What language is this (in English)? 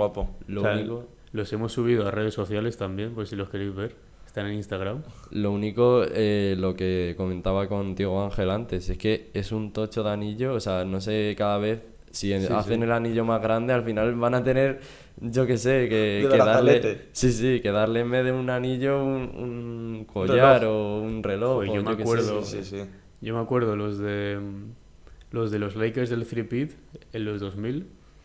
Spanish